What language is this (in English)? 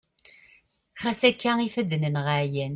Kabyle